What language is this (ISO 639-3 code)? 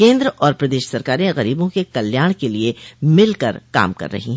hin